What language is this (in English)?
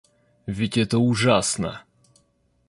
Russian